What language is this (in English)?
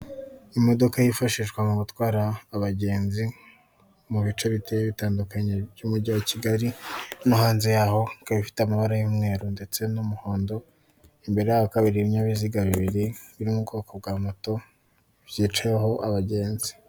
Kinyarwanda